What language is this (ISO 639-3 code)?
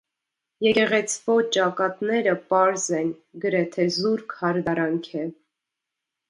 hye